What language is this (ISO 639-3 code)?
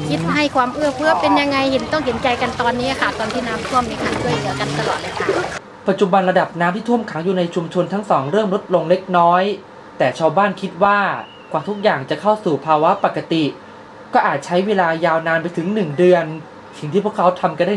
tha